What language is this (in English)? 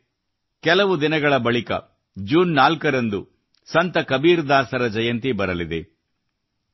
Kannada